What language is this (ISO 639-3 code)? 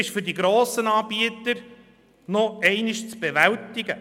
gsw